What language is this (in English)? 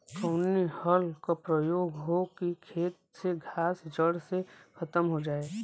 Bhojpuri